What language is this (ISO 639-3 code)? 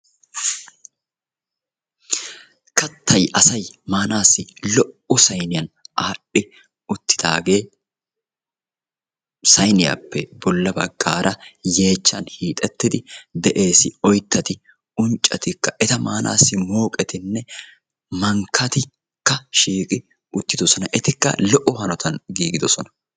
wal